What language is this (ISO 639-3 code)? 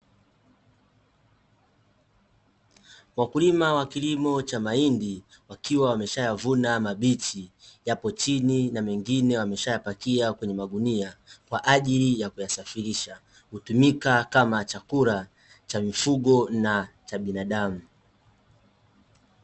swa